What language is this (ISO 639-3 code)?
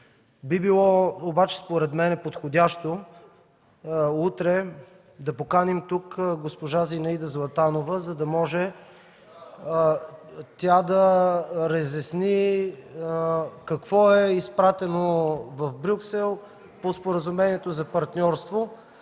bul